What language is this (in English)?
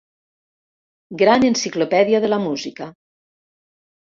Catalan